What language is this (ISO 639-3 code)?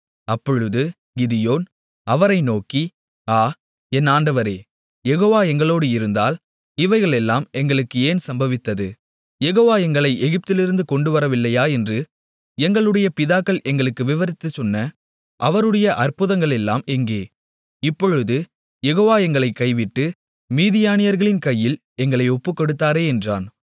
tam